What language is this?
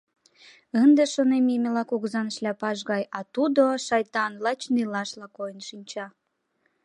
Mari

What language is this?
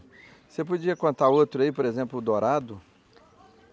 Portuguese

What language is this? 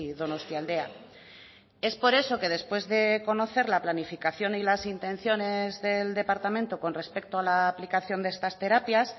Spanish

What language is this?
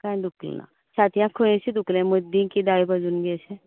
Konkani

